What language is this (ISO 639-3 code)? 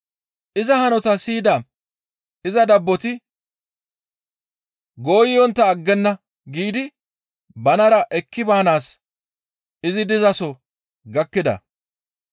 gmv